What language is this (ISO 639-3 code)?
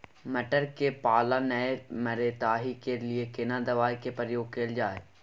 mai